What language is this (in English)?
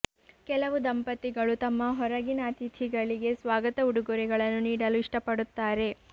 Kannada